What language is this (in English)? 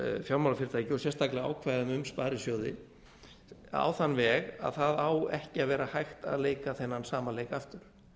Icelandic